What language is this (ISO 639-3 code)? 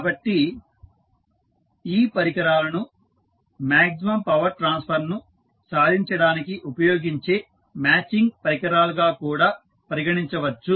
tel